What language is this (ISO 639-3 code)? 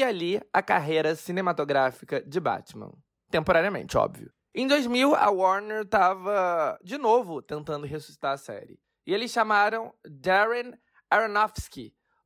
por